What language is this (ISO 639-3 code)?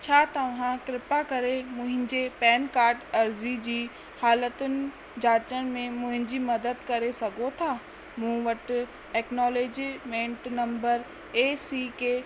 snd